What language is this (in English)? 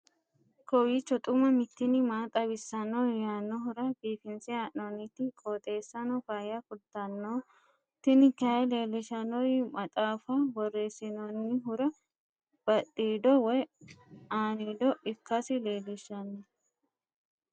Sidamo